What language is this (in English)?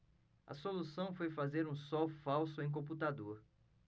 Portuguese